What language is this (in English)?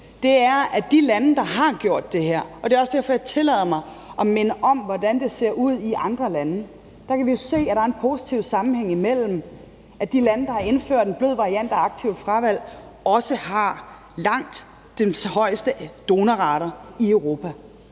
Danish